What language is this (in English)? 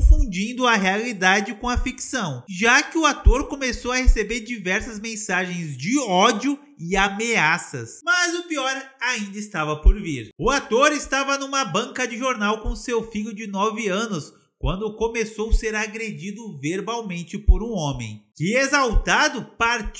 Portuguese